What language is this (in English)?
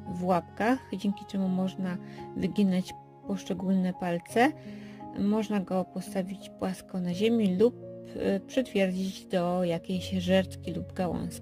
Polish